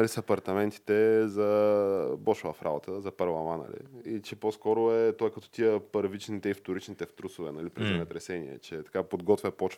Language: Bulgarian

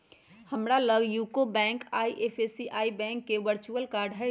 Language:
Magahi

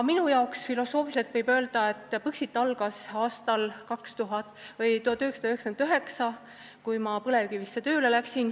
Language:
Estonian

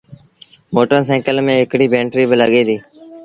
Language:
Sindhi Bhil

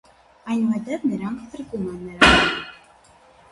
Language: Armenian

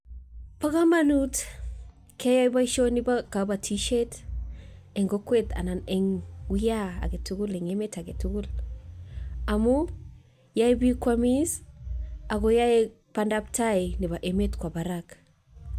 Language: Kalenjin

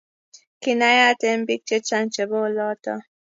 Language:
Kalenjin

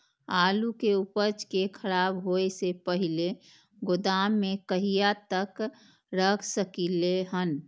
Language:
Maithili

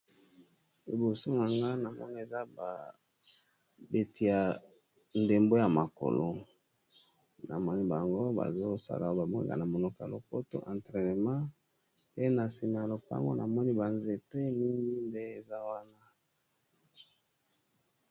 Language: Lingala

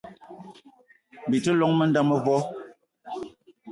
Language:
Eton (Cameroon)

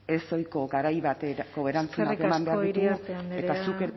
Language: Basque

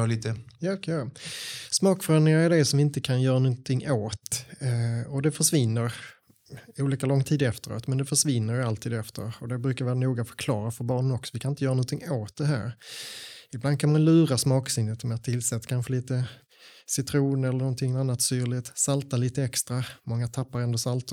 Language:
Swedish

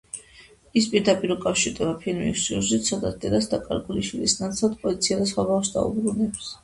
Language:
Georgian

